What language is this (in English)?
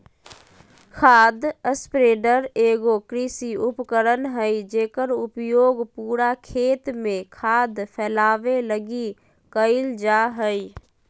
Magahi